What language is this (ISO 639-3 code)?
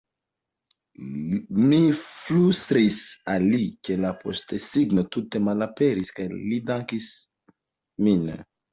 epo